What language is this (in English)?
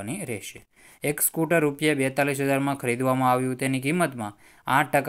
Romanian